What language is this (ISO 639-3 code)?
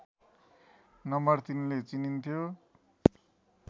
nep